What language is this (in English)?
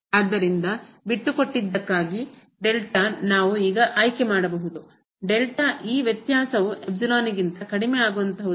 Kannada